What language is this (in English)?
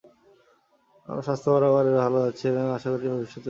Bangla